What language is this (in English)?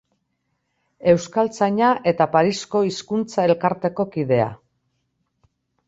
Basque